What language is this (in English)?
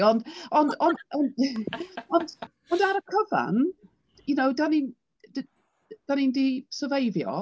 Welsh